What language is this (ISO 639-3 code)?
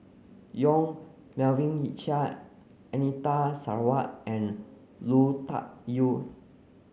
eng